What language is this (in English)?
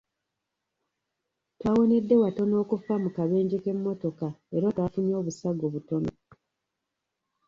Ganda